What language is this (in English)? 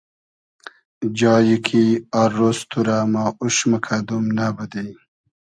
Hazaragi